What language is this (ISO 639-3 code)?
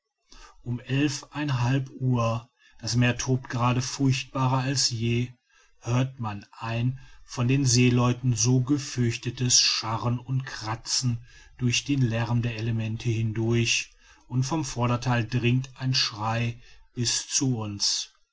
deu